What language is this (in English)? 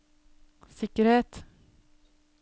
Norwegian